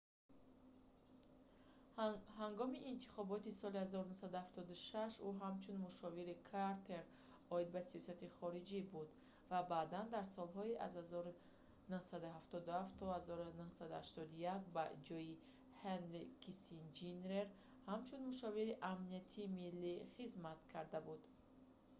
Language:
Tajik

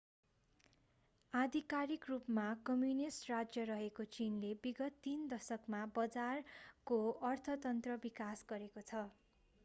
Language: Nepali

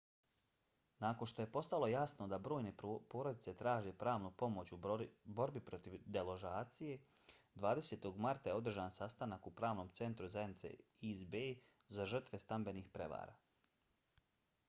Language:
Bosnian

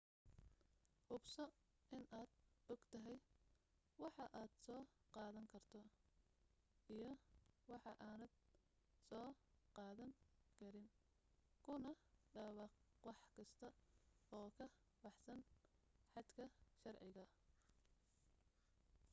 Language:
Somali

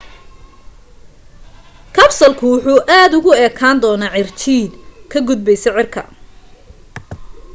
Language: Somali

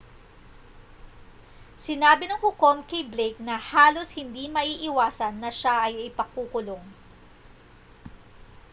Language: Filipino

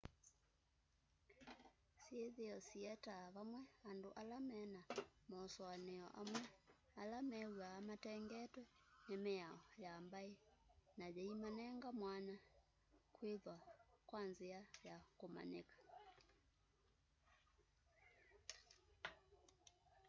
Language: Kamba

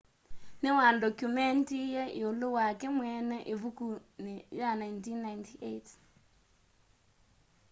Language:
Kamba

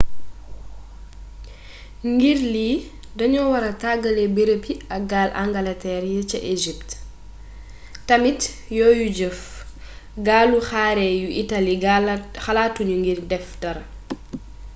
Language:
Wolof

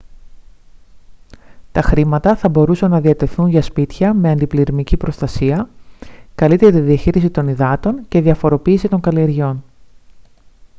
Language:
Greek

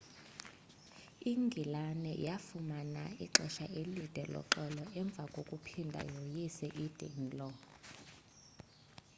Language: Xhosa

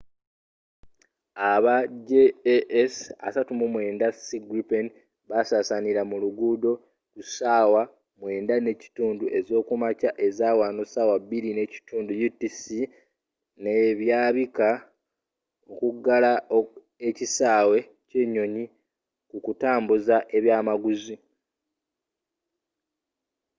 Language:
Ganda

